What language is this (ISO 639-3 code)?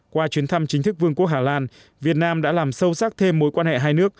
vie